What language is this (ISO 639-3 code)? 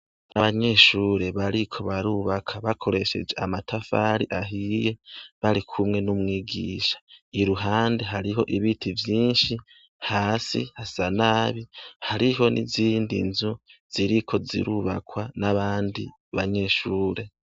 run